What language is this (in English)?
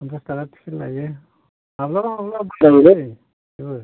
Bodo